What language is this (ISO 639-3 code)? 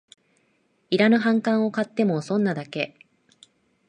jpn